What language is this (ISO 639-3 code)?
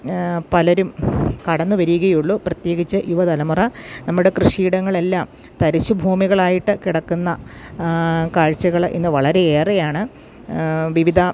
mal